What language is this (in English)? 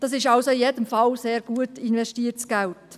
Swiss German